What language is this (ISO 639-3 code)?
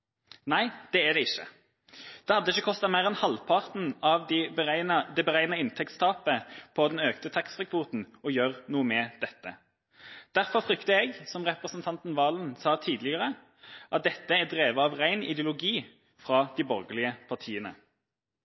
nob